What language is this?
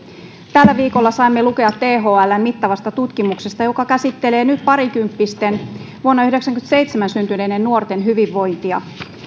Finnish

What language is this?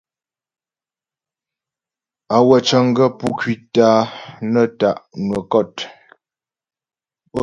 Ghomala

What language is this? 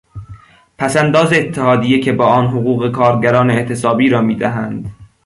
Persian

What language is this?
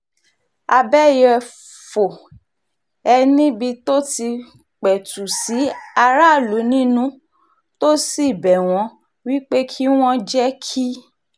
Yoruba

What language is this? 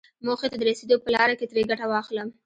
Pashto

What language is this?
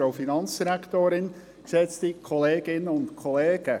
Swiss German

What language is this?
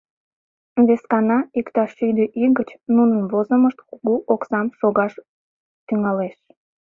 Mari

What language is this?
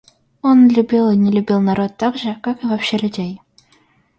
Russian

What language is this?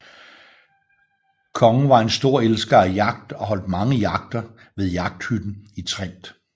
Danish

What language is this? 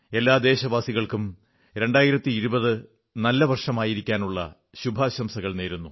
Malayalam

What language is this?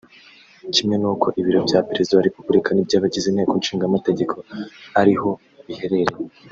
Kinyarwanda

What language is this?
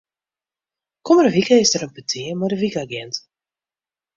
Western Frisian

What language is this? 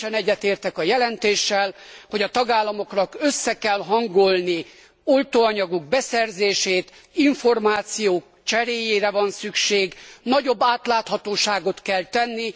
Hungarian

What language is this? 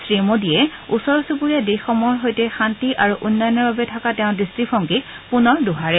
Assamese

